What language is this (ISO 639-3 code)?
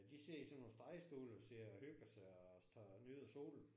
dan